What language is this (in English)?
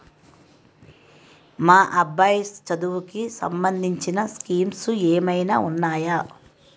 Telugu